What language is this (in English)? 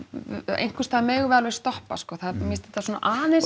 Icelandic